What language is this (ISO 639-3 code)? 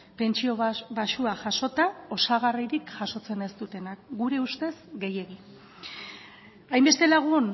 eus